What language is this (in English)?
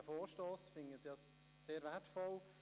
Swiss German